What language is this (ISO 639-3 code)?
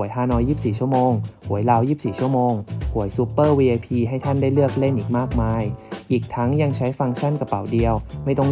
tha